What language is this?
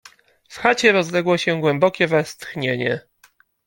Polish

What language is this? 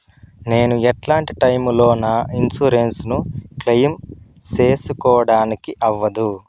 Telugu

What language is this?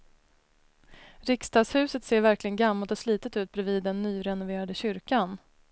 Swedish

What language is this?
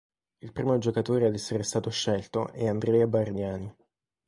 Italian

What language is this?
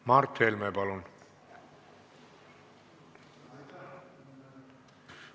Estonian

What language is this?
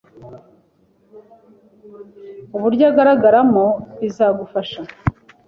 Kinyarwanda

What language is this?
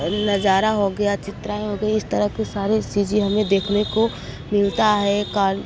Hindi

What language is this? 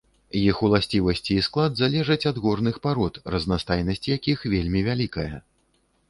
Belarusian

